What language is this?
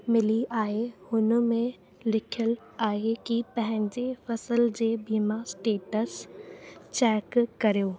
Sindhi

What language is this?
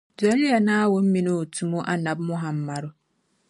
Dagbani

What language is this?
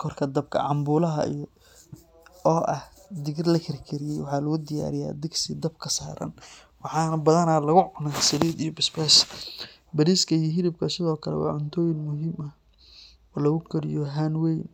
Somali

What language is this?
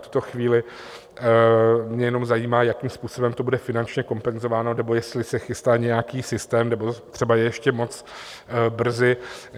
Czech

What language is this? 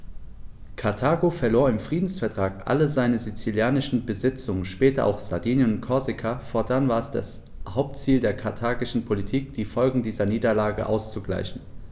German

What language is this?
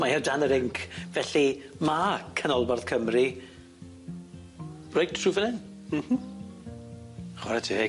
Welsh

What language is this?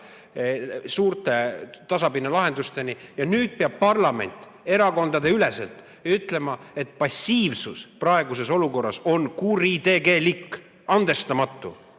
Estonian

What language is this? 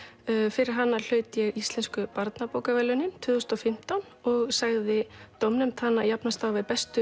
Icelandic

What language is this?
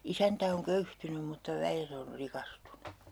Finnish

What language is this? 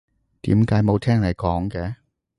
Cantonese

